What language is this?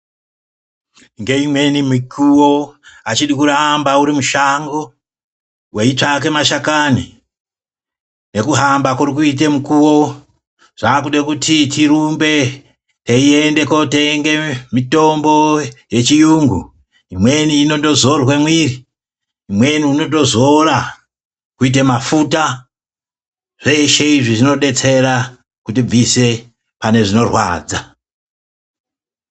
Ndau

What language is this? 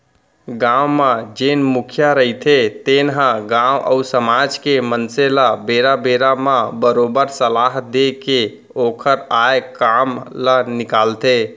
Chhattisgarhi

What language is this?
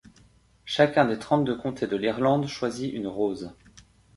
French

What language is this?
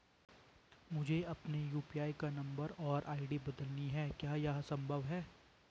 Hindi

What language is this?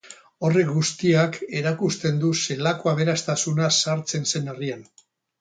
Basque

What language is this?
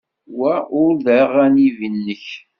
Kabyle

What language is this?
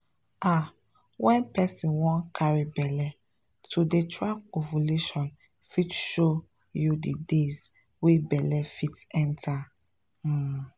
Nigerian Pidgin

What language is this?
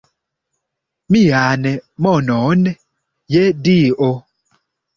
Esperanto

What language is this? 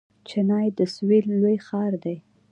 Pashto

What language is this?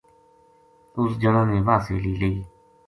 Gujari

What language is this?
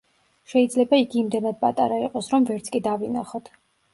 Georgian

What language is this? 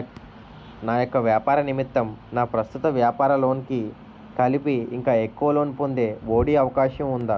Telugu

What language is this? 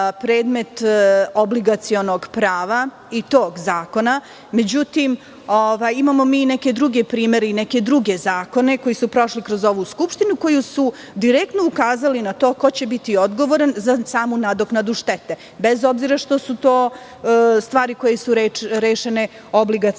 Serbian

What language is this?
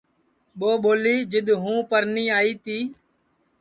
Sansi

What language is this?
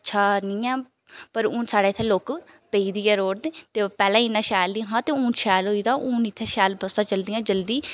Dogri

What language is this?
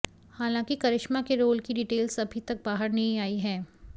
Hindi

